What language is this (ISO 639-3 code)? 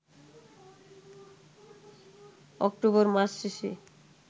ben